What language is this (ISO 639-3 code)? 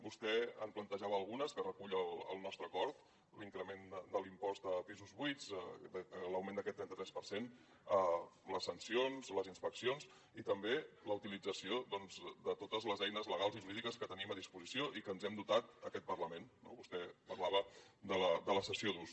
cat